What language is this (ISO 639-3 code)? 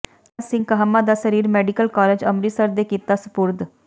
pan